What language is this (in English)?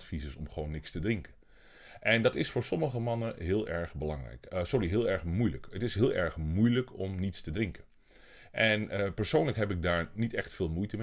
Dutch